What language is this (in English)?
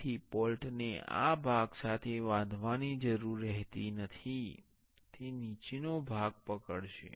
Gujarati